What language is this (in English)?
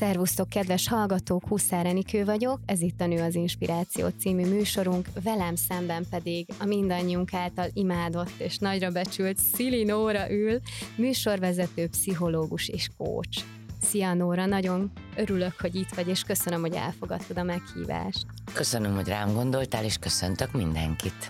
Hungarian